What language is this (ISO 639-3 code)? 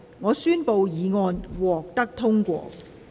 yue